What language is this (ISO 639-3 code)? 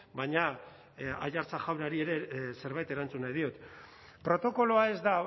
eus